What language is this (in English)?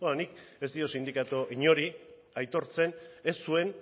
Basque